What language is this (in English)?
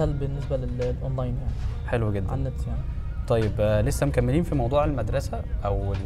Arabic